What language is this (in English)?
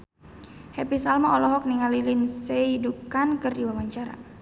Sundanese